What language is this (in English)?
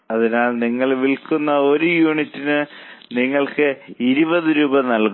Malayalam